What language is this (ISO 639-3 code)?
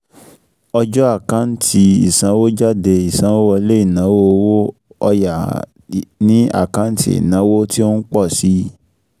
yor